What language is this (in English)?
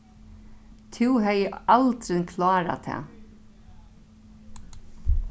Faroese